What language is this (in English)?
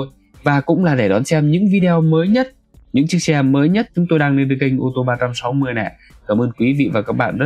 Vietnamese